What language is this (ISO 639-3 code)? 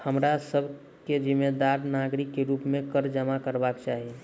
mai